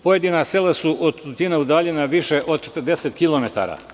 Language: Serbian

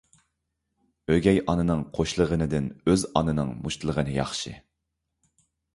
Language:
Uyghur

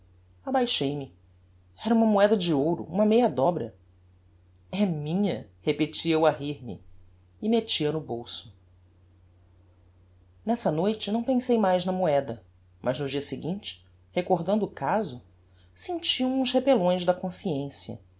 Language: Portuguese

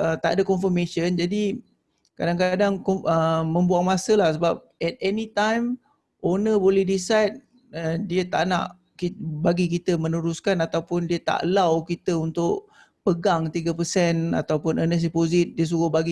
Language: Malay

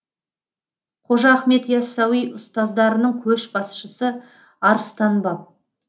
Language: Kazakh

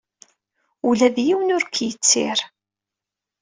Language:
Kabyle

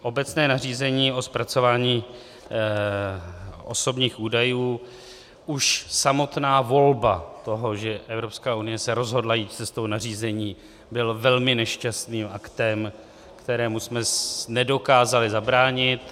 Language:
Czech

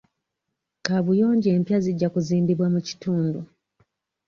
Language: Ganda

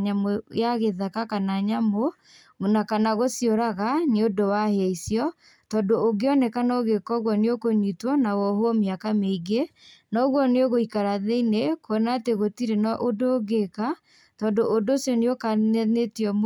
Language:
Kikuyu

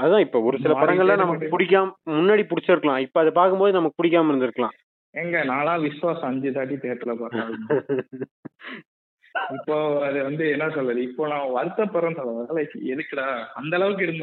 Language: Tamil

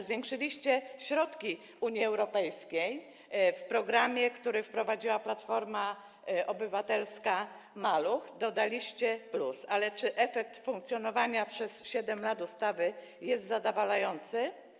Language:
Polish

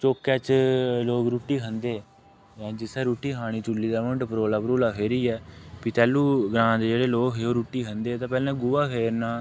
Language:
Dogri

